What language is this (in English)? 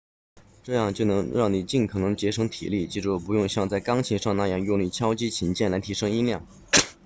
Chinese